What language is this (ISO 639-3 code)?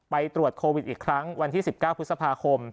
tha